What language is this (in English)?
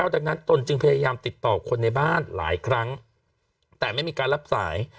Thai